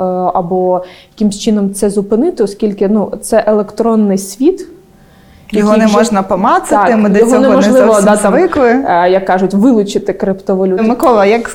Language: Ukrainian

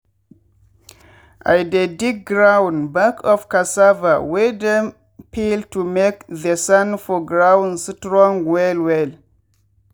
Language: Nigerian Pidgin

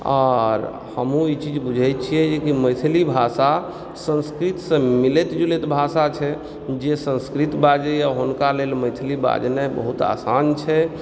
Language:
Maithili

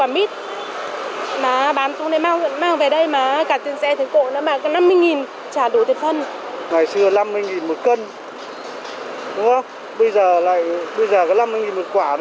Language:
Vietnamese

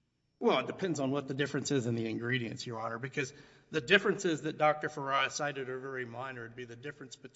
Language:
English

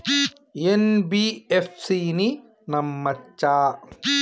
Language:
Telugu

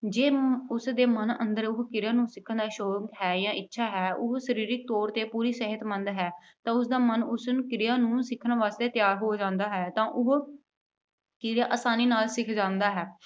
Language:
Punjabi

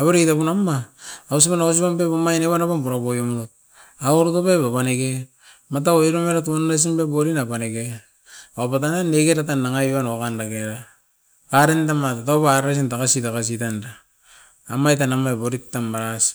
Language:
Askopan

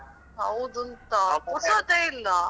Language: Kannada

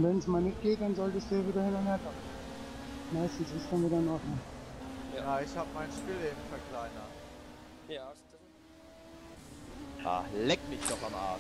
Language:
German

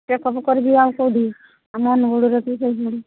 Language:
Odia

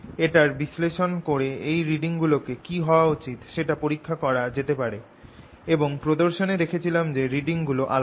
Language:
Bangla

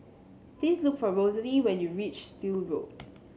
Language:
English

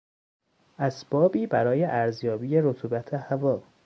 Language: Persian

